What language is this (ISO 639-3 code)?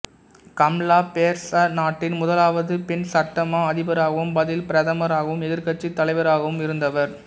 tam